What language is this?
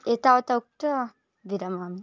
Sanskrit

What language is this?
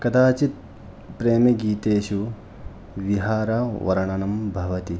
Sanskrit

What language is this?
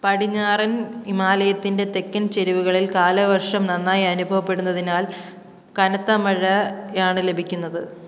Malayalam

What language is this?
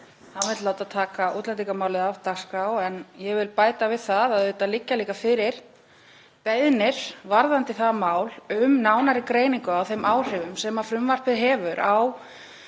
Icelandic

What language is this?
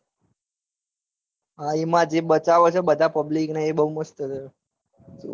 Gujarati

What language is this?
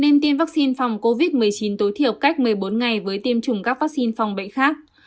Vietnamese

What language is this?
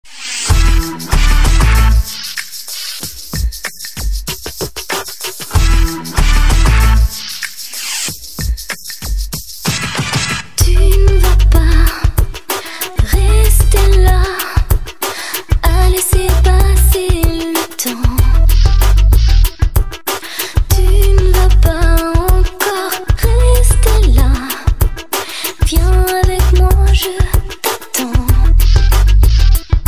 French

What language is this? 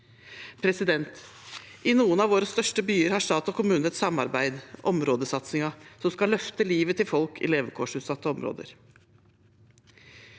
Norwegian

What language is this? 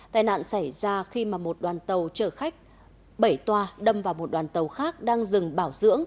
Vietnamese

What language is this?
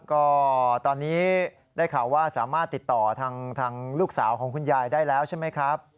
Thai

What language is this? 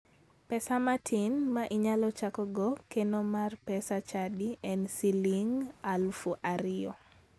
Luo (Kenya and Tanzania)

